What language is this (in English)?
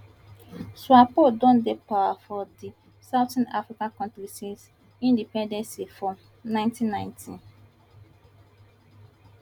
Nigerian Pidgin